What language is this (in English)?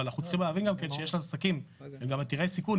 Hebrew